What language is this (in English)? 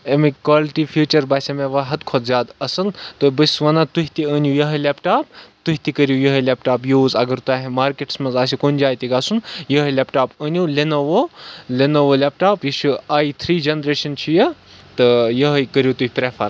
Kashmiri